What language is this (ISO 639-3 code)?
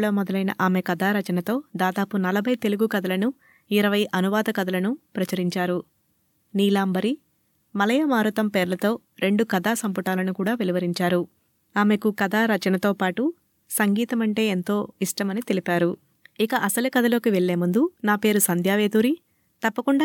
tel